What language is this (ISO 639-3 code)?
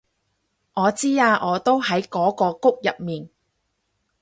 yue